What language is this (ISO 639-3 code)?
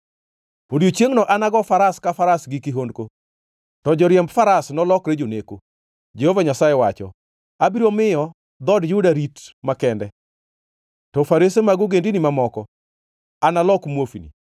luo